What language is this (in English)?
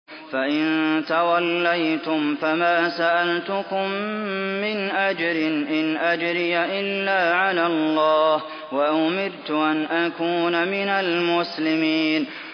Arabic